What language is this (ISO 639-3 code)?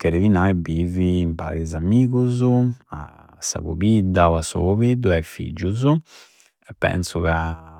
sro